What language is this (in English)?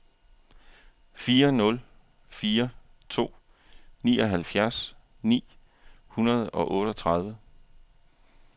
Danish